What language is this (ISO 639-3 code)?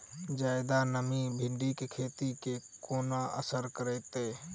mai